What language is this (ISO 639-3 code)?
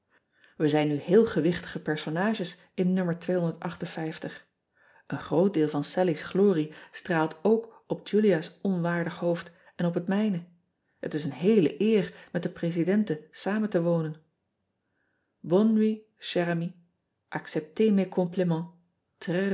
nld